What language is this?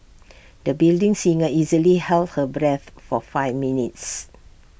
English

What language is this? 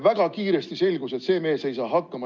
Estonian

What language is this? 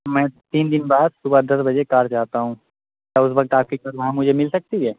Urdu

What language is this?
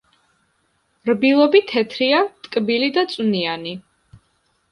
Georgian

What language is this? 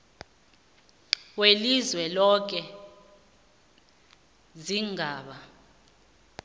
South Ndebele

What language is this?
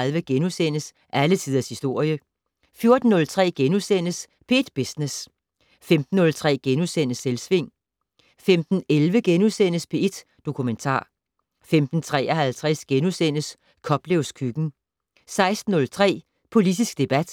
Danish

